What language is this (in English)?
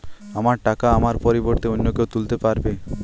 Bangla